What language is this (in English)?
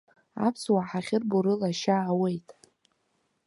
Abkhazian